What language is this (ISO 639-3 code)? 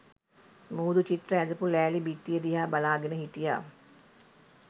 sin